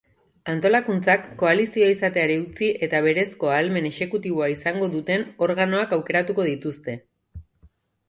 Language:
Basque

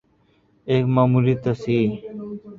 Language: Urdu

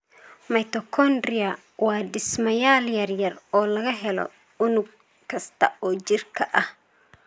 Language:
Somali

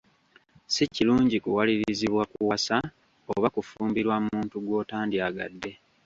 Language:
Ganda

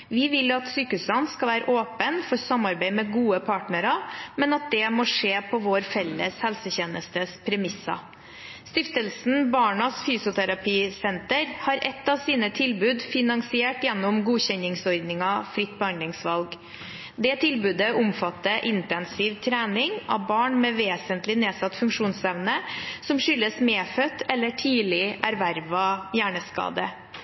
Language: Norwegian Bokmål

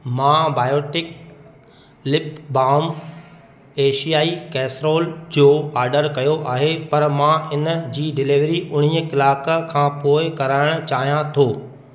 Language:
Sindhi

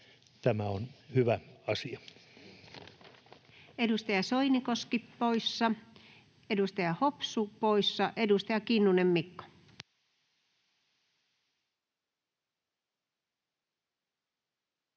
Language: Finnish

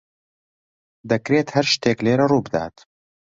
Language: Central Kurdish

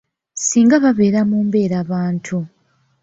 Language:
Ganda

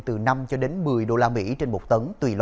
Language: Vietnamese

